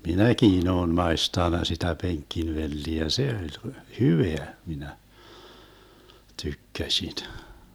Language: Finnish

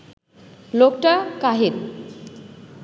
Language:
Bangla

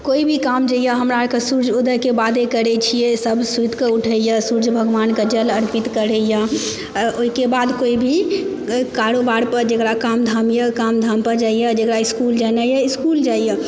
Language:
Maithili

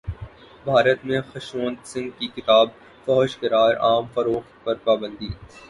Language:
Urdu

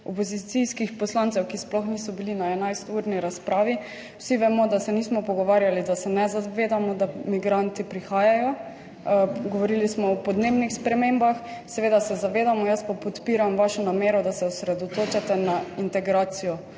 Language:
Slovenian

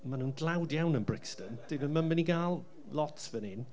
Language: Welsh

